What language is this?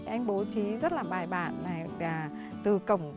Vietnamese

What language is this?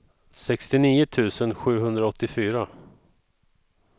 Swedish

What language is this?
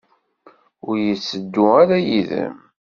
Kabyle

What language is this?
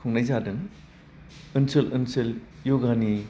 Bodo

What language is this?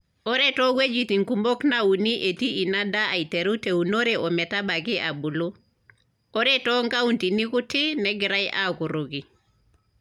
Masai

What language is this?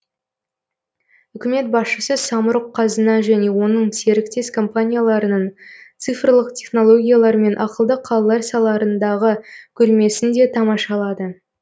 Kazakh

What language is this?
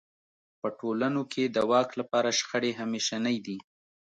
Pashto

